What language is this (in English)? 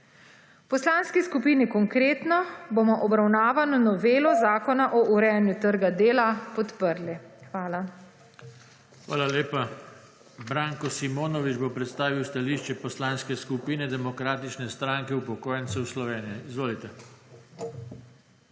Slovenian